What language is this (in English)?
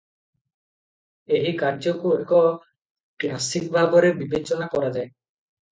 Odia